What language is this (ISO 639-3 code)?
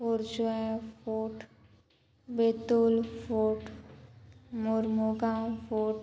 kok